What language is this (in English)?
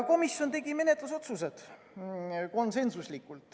Estonian